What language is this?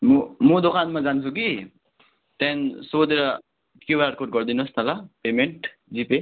Nepali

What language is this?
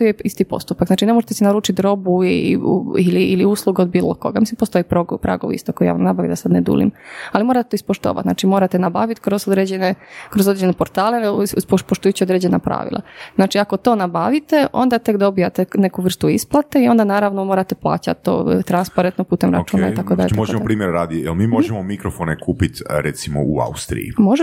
Croatian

